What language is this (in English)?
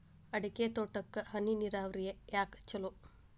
Kannada